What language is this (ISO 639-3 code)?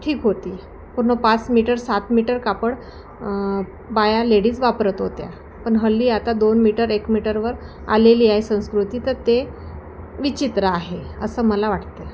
mar